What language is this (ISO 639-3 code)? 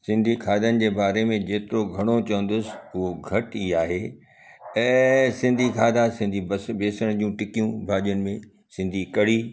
snd